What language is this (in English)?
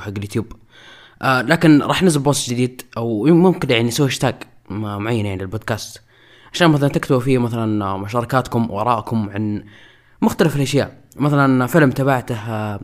Arabic